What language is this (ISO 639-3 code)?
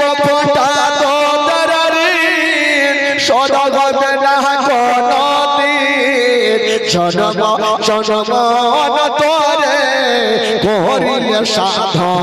ara